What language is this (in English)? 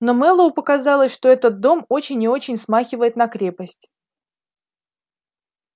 Russian